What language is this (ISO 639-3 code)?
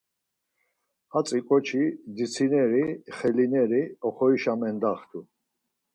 lzz